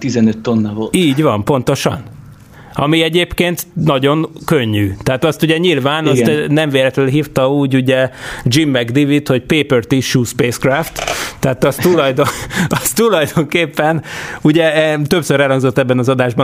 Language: Hungarian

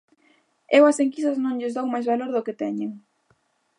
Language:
Galician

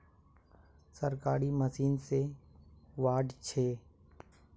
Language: Magahi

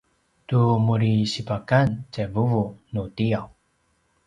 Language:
Paiwan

